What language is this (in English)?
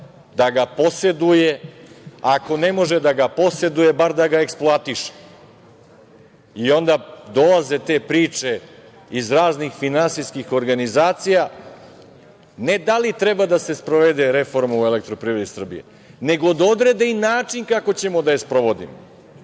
Serbian